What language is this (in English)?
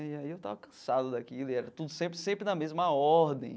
Portuguese